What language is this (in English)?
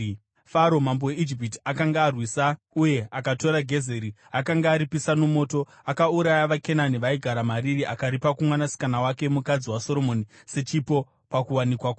Shona